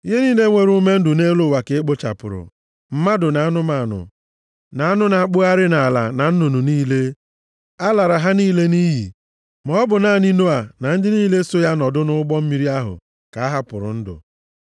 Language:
Igbo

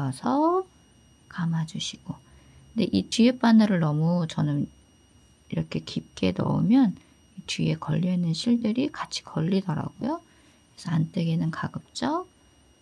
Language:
Korean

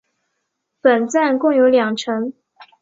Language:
Chinese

